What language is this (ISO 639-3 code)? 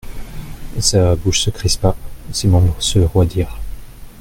fra